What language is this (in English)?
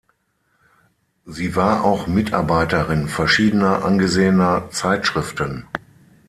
German